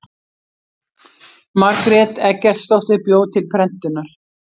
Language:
Icelandic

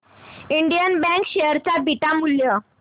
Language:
Marathi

